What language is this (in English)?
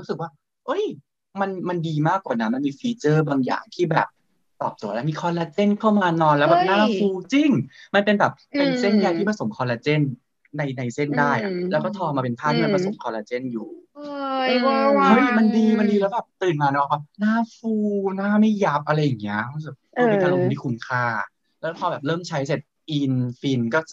Thai